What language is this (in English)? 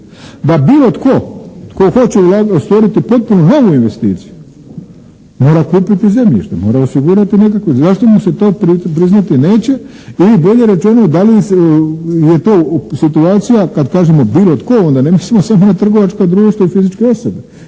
Croatian